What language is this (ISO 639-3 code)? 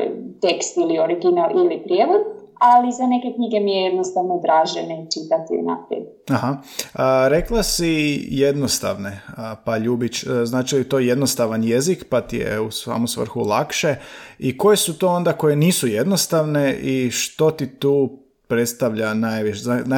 hrv